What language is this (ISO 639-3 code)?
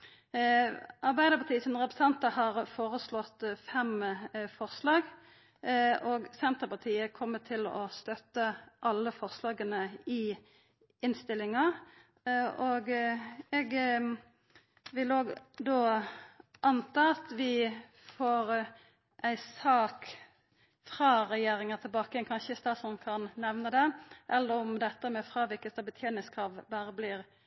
nno